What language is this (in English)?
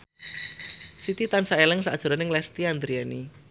Javanese